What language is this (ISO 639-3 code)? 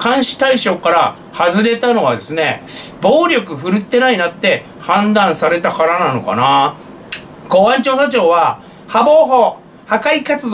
jpn